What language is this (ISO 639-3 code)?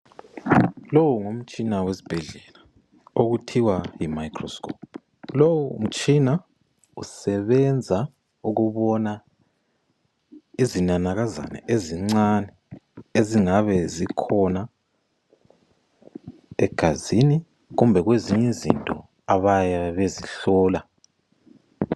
nde